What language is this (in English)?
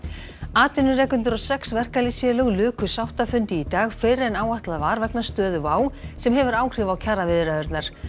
Icelandic